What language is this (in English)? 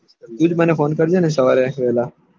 Gujarati